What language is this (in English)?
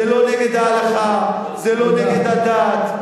Hebrew